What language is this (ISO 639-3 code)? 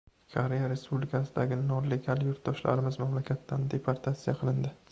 uzb